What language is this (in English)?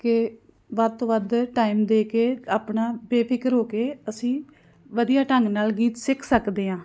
Punjabi